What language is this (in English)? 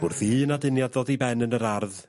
Welsh